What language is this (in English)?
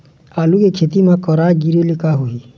Chhattisgarhi